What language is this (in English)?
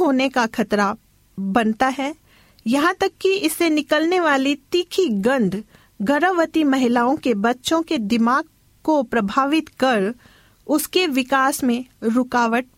Hindi